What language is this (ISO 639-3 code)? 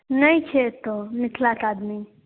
mai